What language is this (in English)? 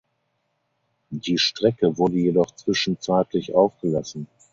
German